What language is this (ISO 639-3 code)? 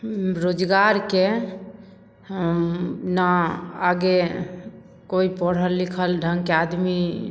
mai